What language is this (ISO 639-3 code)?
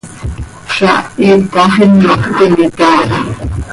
sei